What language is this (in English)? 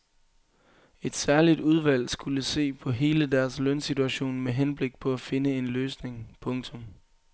Danish